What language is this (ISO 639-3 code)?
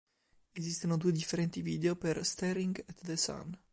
ita